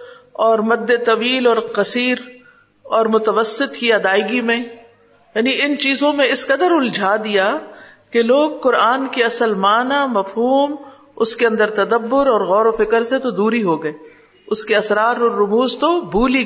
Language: Urdu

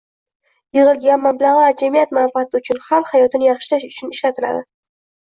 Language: Uzbek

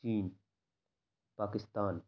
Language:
Urdu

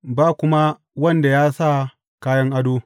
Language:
Hausa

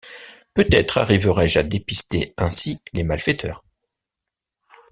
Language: French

